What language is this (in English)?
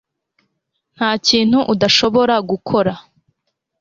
Kinyarwanda